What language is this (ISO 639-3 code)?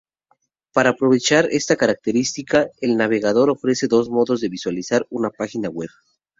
spa